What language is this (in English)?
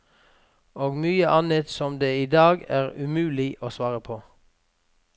Norwegian